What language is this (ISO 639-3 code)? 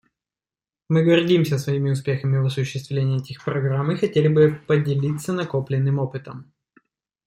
rus